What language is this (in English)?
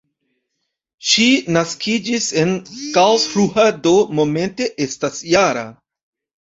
Esperanto